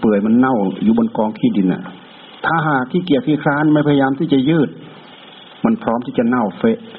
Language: Thai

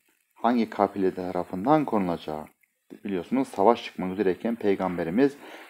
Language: Turkish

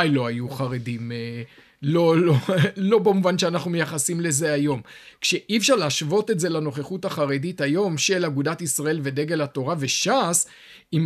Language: Hebrew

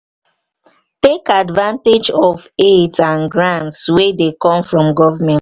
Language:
Nigerian Pidgin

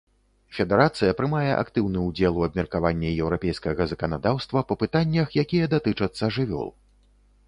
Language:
Belarusian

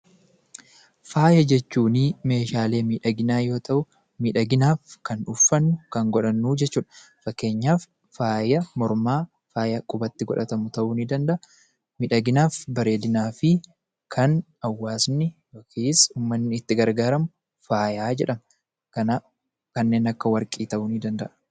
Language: Oromo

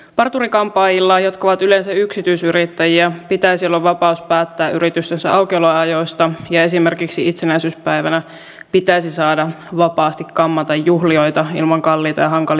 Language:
Finnish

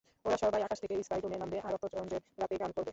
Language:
Bangla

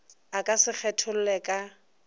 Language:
Northern Sotho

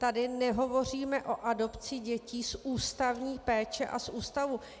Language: Czech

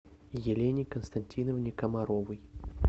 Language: Russian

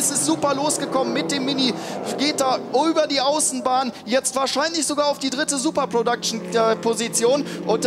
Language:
German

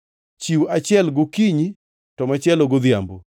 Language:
Luo (Kenya and Tanzania)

